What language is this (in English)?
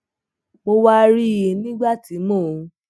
Yoruba